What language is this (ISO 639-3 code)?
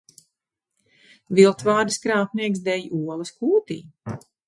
lav